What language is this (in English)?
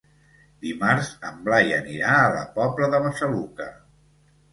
Catalan